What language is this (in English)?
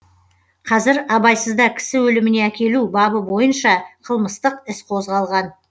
Kazakh